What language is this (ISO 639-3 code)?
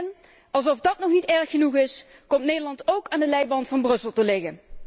nld